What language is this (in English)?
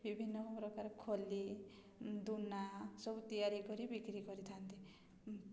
Odia